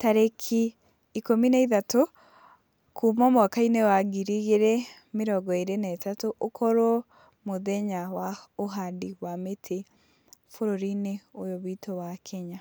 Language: Kikuyu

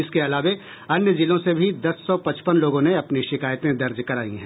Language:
Hindi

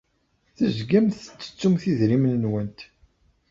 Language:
Kabyle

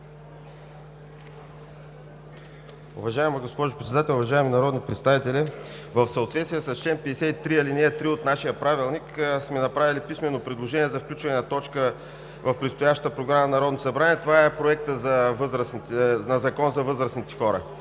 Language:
Bulgarian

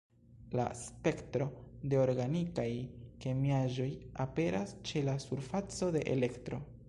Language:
Esperanto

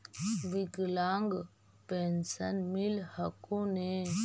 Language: Magahi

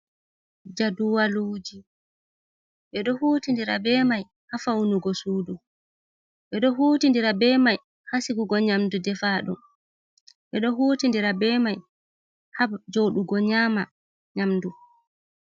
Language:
Fula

